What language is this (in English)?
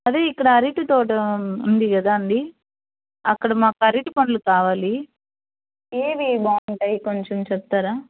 Telugu